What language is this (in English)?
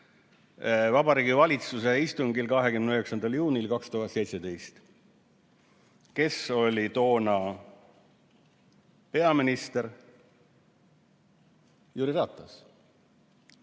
Estonian